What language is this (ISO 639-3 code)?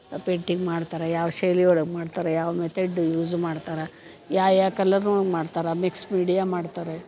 kan